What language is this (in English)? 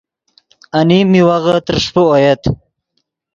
Yidgha